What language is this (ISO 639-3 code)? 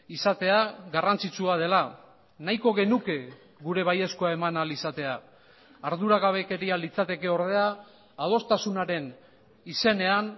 eus